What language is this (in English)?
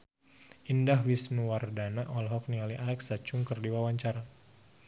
Sundanese